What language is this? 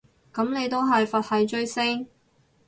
Cantonese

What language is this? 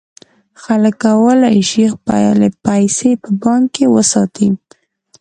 Pashto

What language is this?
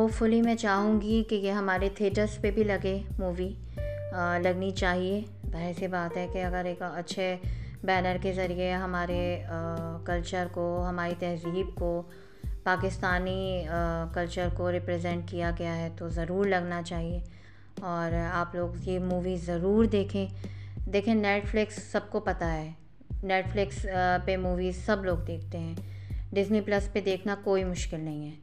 Urdu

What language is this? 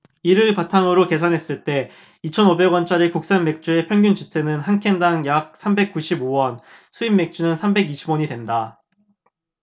Korean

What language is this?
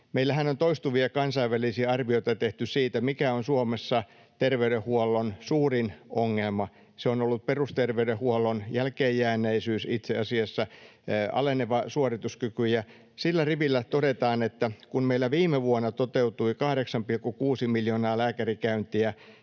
Finnish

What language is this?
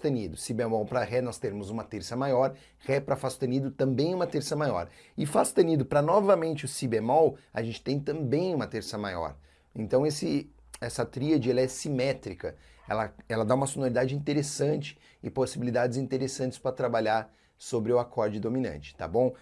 Portuguese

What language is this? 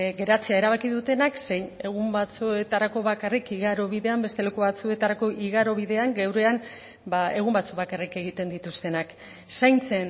Basque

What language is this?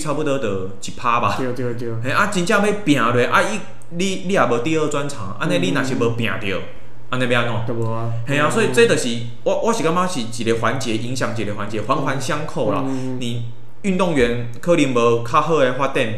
Chinese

